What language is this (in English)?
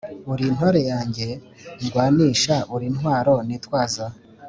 Kinyarwanda